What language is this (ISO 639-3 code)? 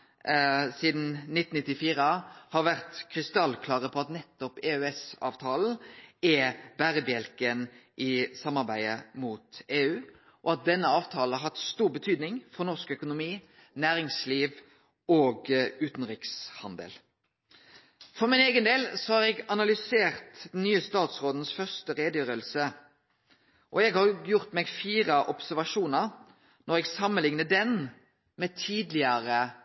nno